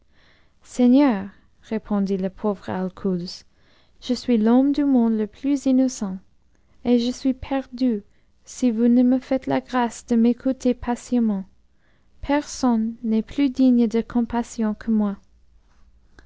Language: French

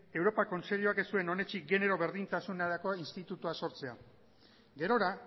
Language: Basque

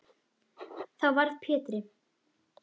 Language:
Icelandic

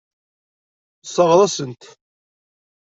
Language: Kabyle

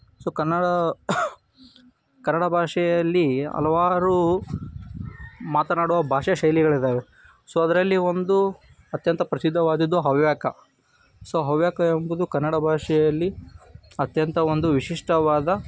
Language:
Kannada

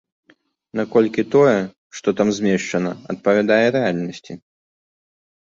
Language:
Belarusian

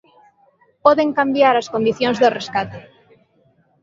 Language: Galician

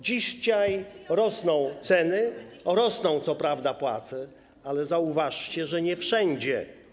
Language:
Polish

